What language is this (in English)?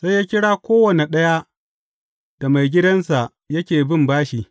Hausa